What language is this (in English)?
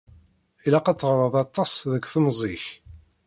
Kabyle